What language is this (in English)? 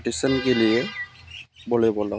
Bodo